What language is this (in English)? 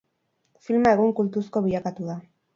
Basque